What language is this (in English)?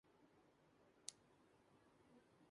Urdu